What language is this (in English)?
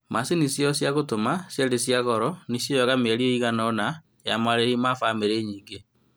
Kikuyu